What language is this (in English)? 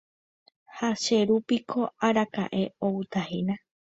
Guarani